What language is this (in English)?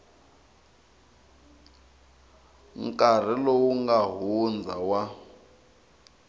Tsonga